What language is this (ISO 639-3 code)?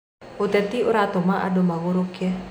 kik